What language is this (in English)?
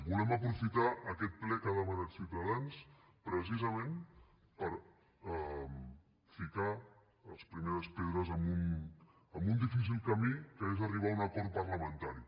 Catalan